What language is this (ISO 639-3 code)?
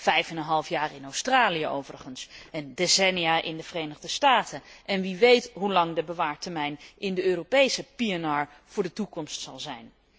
nld